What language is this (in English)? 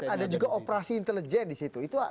Indonesian